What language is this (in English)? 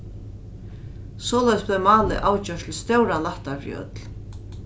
Faroese